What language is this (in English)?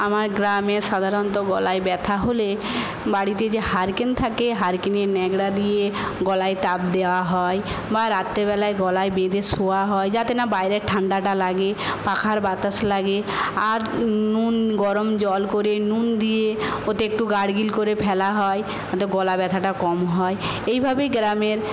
Bangla